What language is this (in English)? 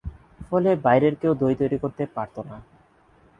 Bangla